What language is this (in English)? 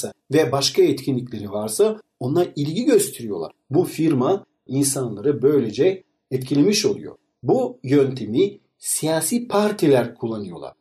Turkish